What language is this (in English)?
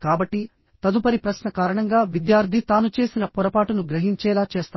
Telugu